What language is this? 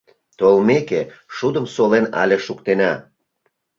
Mari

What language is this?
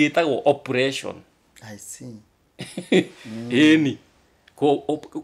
French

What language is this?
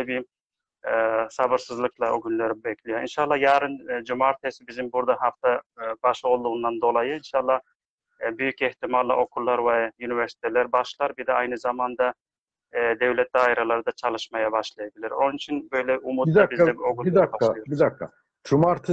Turkish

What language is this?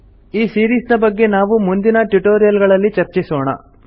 Kannada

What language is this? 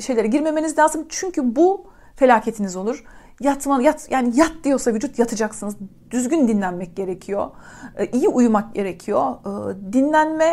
Turkish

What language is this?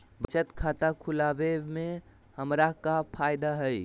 Magahi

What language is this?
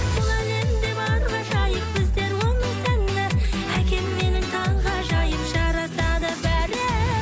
Kazakh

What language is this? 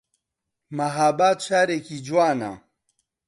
Central Kurdish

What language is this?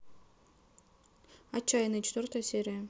Russian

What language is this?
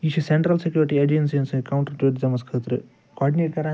Kashmiri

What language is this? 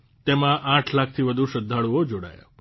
Gujarati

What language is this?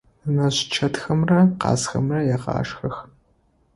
Adyghe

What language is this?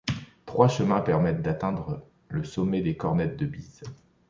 French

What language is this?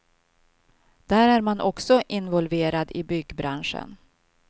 Swedish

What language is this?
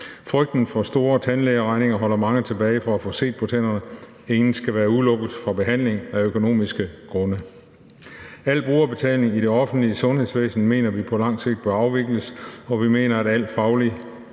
Danish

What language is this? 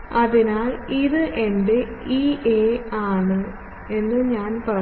Malayalam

